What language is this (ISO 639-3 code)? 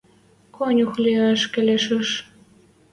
mrj